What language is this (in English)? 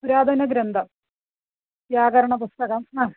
Sanskrit